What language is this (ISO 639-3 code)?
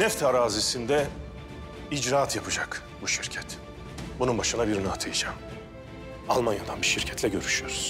tur